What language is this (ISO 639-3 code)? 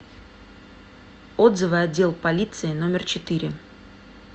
rus